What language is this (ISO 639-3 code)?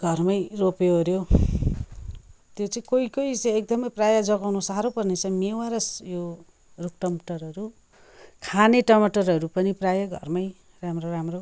nep